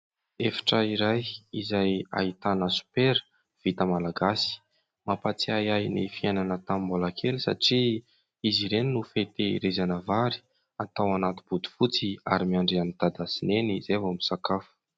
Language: Malagasy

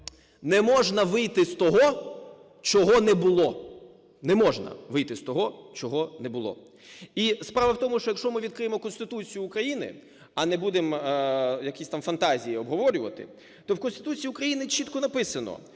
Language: Ukrainian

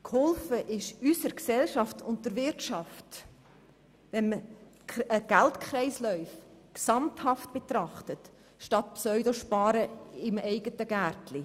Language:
Swiss German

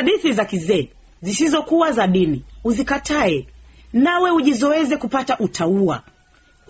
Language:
Swahili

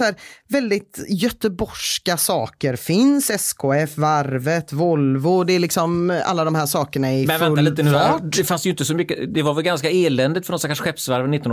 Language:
Swedish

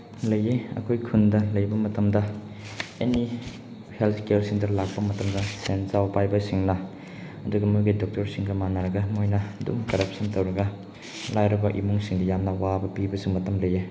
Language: Manipuri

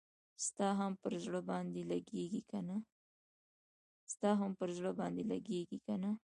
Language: Pashto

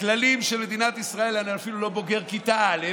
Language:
Hebrew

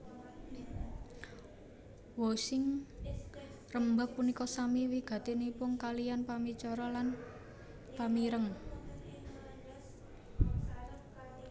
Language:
Javanese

